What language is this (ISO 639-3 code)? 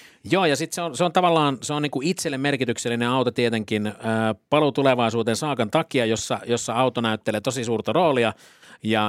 fin